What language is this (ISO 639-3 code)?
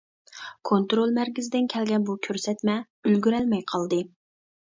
uig